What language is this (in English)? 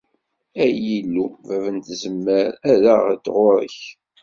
Kabyle